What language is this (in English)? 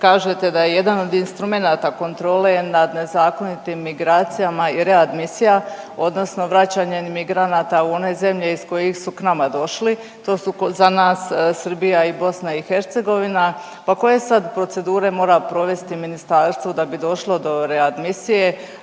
Croatian